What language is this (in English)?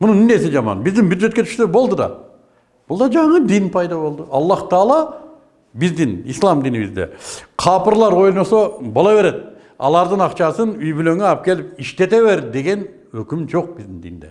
Turkish